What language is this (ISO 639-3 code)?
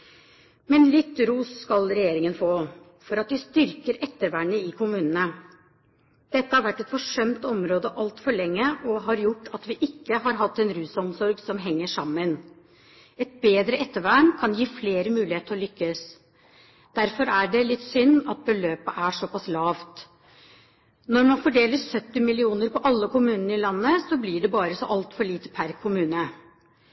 nob